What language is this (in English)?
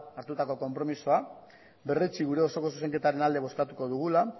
Basque